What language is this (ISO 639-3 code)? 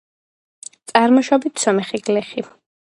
kat